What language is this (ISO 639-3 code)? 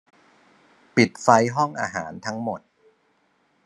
tha